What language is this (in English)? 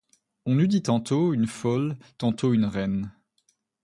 French